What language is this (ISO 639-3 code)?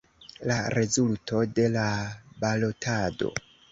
epo